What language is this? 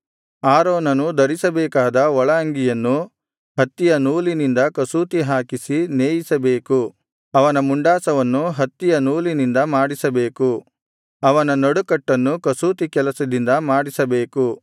Kannada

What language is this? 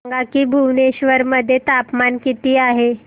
Marathi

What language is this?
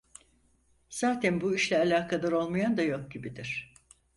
Turkish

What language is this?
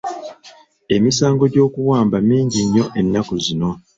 Ganda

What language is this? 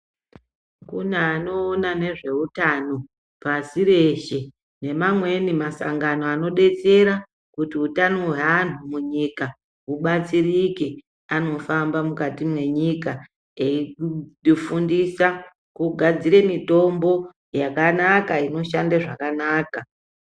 Ndau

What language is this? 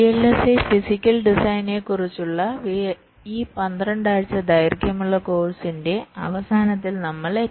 Malayalam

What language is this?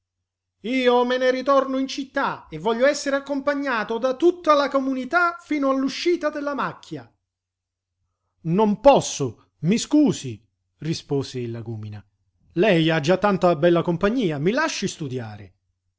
Italian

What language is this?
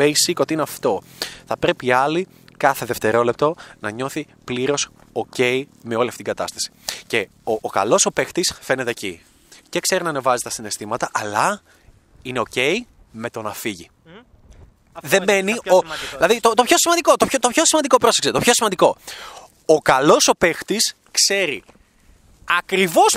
Greek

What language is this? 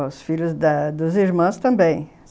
Portuguese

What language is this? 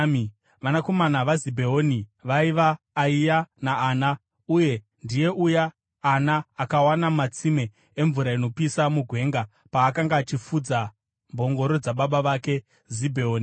Shona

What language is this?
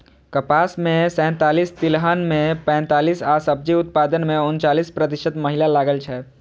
Maithili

